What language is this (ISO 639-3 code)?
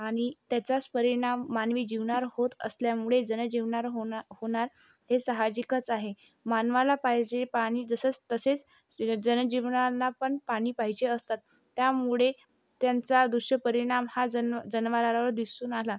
mar